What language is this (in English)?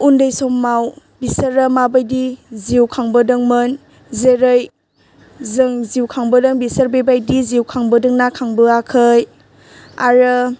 Bodo